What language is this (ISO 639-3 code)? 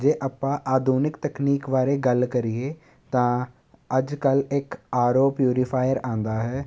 pan